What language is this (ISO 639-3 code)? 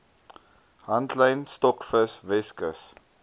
afr